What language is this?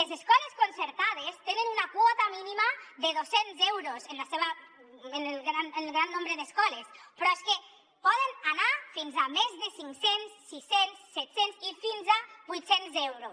Catalan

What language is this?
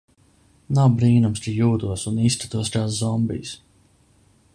Latvian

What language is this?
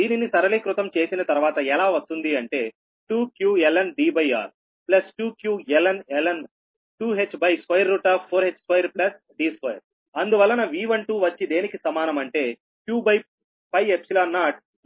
Telugu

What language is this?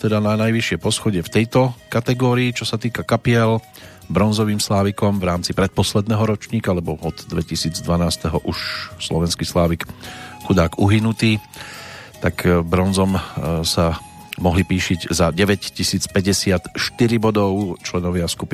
Slovak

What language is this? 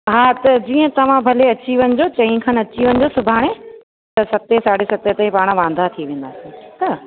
Sindhi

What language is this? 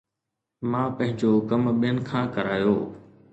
Sindhi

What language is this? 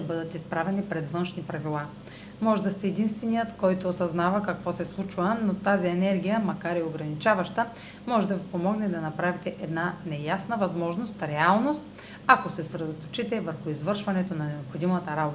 Bulgarian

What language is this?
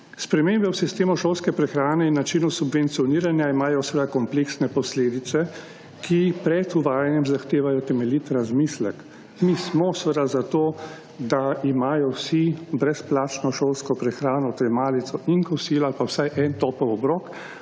Slovenian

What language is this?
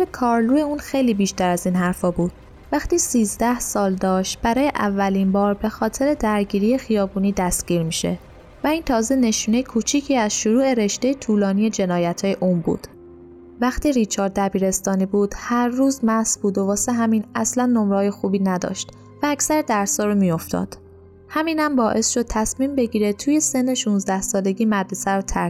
Persian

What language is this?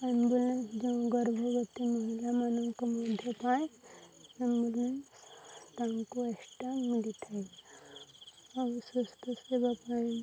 Odia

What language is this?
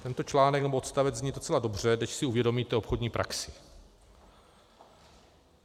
Czech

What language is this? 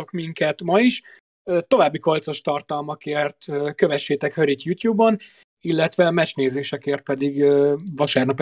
Hungarian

